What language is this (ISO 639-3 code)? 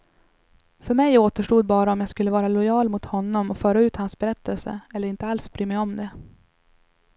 swe